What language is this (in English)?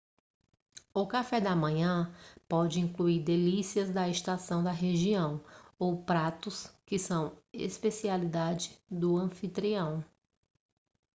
Portuguese